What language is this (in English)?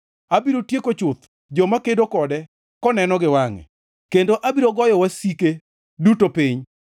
Luo (Kenya and Tanzania)